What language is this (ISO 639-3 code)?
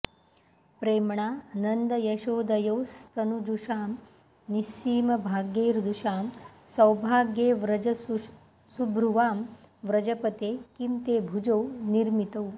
san